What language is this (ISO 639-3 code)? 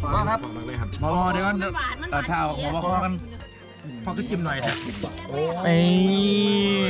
tha